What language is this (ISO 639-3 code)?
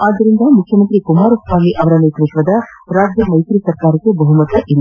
kan